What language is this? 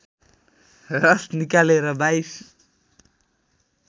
Nepali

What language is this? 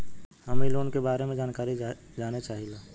Bhojpuri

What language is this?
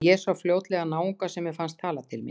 Icelandic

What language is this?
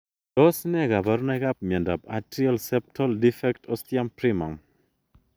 Kalenjin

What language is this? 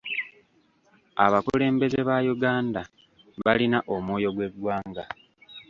Ganda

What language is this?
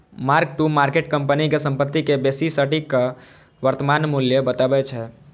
Maithili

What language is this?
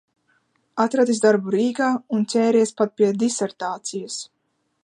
Latvian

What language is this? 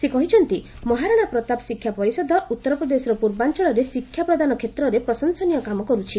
Odia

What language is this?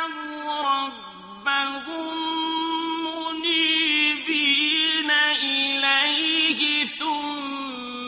Arabic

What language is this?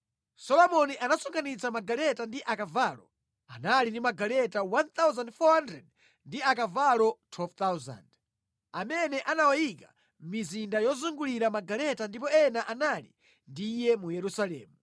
Nyanja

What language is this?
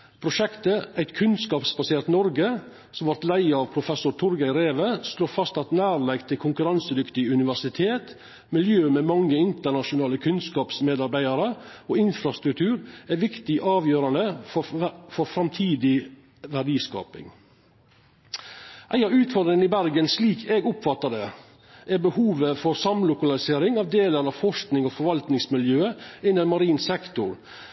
Norwegian Nynorsk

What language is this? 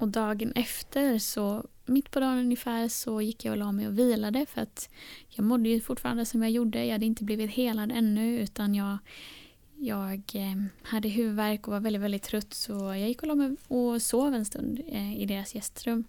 Swedish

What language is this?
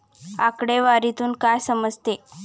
Marathi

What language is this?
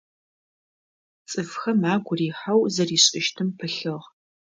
Adyghe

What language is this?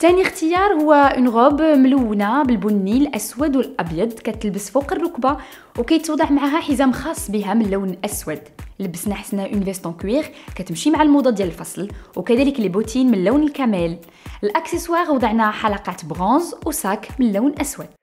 Arabic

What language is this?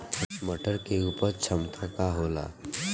Bhojpuri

